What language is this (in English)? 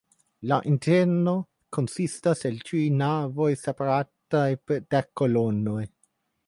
Esperanto